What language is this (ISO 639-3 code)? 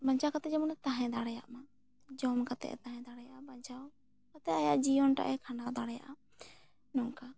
sat